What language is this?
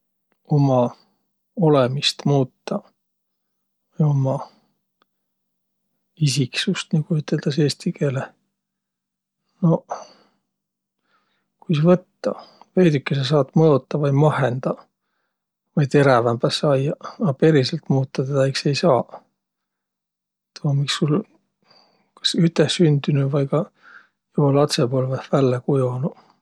Võro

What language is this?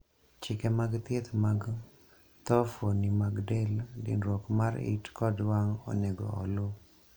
Luo (Kenya and Tanzania)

